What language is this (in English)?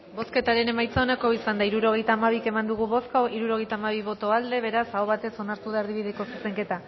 Basque